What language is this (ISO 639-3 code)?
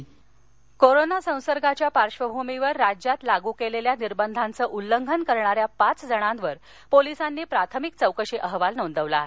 mar